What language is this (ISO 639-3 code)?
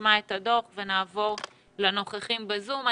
heb